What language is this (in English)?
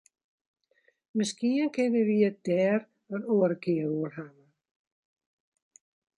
Western Frisian